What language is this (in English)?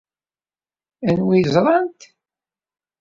Kabyle